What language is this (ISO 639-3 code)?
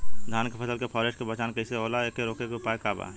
bho